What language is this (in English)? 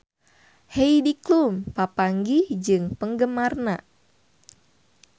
Sundanese